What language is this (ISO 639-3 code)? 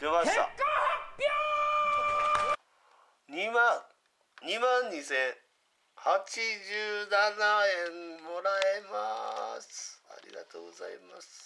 jpn